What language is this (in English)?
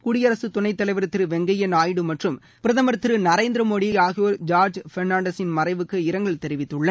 Tamil